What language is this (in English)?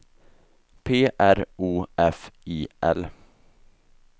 Swedish